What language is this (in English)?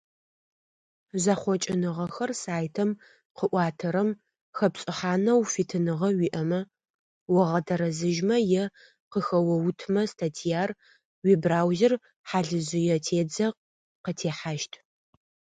Adyghe